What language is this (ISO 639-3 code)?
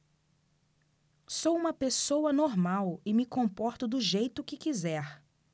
por